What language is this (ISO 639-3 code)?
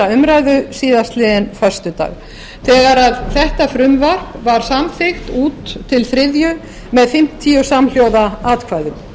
isl